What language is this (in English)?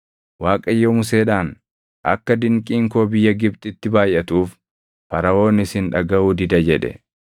Oromo